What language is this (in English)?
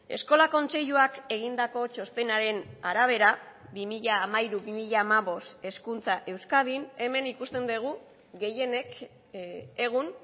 Basque